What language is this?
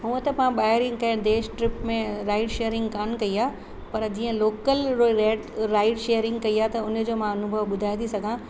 Sindhi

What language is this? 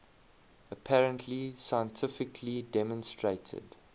English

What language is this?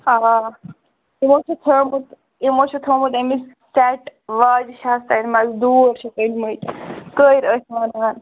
Kashmiri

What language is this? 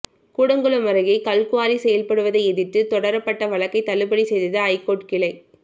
Tamil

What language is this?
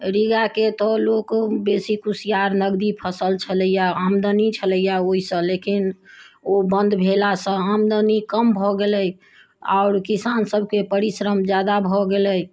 Maithili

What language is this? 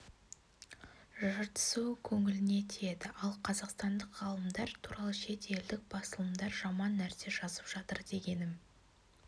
Kazakh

